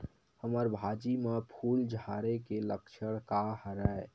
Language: Chhattisgarhi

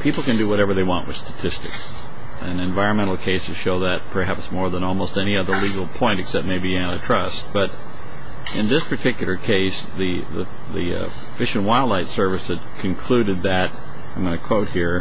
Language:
English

